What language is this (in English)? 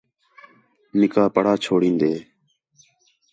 Khetrani